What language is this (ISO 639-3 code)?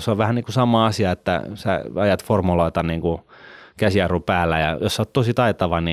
fin